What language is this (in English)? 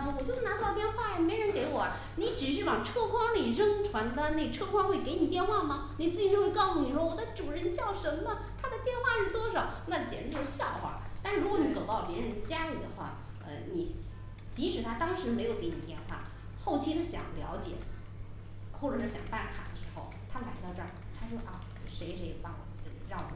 Chinese